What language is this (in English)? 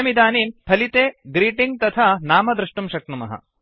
Sanskrit